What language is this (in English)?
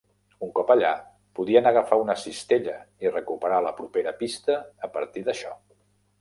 Catalan